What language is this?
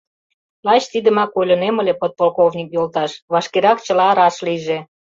Mari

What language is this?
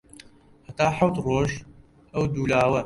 Central Kurdish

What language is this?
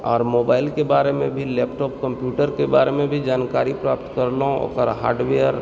Maithili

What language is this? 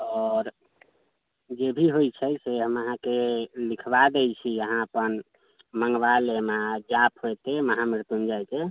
Maithili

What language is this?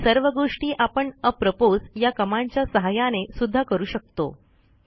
Marathi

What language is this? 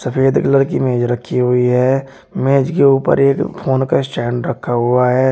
Hindi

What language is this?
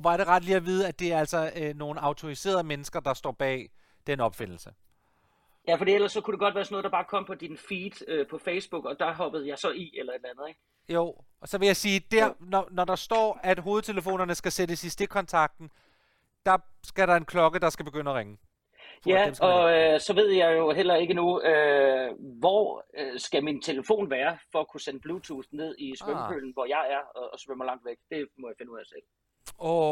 Danish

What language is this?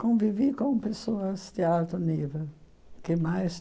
Portuguese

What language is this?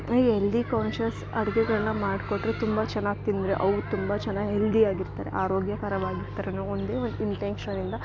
Kannada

